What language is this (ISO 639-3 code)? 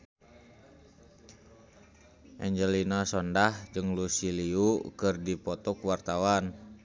sun